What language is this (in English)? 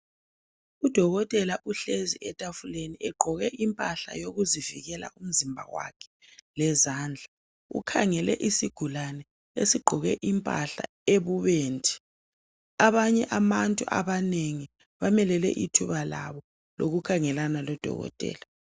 North Ndebele